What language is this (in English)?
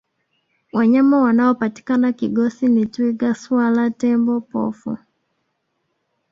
Swahili